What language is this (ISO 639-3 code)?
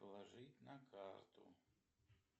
rus